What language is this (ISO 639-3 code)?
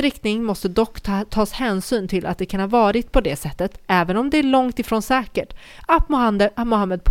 swe